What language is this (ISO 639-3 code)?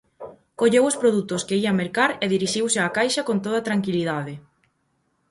glg